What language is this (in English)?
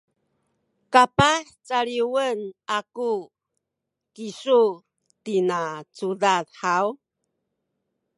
Sakizaya